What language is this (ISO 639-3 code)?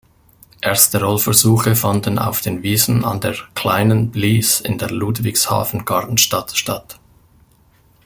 deu